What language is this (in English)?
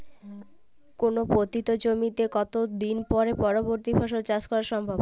Bangla